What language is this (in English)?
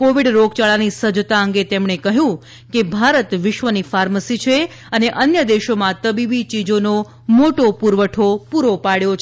Gujarati